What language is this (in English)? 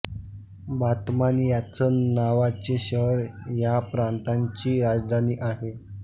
Marathi